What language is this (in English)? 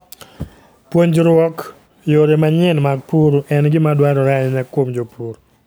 Luo (Kenya and Tanzania)